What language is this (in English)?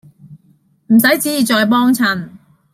Cantonese